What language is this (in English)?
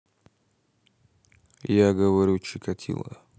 Russian